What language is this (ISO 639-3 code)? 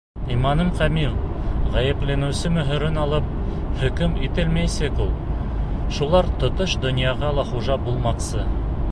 bak